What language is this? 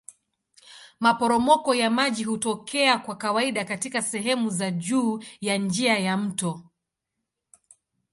Swahili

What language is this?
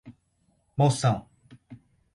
Portuguese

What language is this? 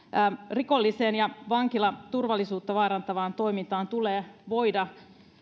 Finnish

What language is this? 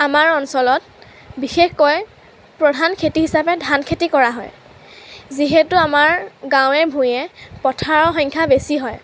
Assamese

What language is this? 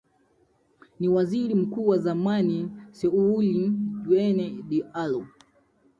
Swahili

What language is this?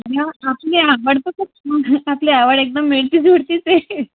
Marathi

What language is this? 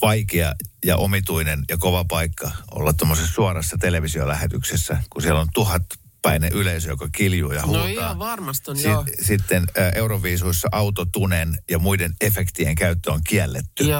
Finnish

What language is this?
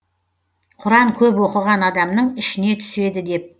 Kazakh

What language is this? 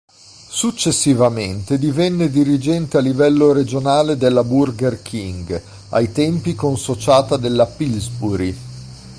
Italian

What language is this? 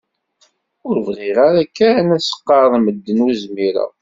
Kabyle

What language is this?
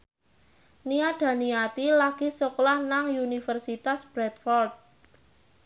Javanese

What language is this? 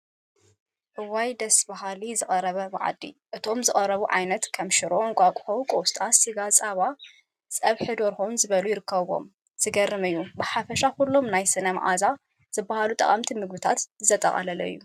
Tigrinya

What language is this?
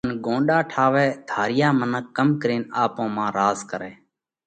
Parkari Koli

